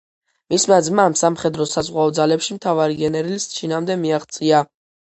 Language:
Georgian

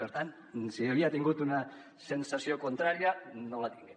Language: Catalan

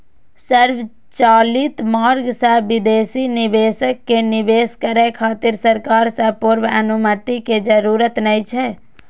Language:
Maithili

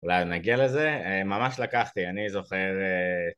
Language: Hebrew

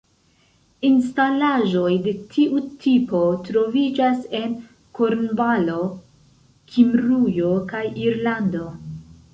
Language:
Esperanto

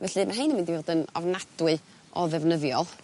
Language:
Welsh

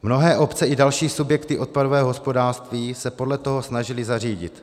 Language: Czech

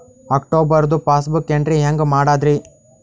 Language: Kannada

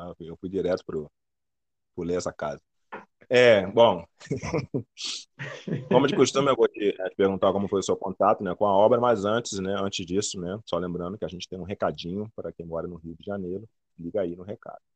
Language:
Portuguese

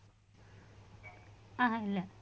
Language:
Tamil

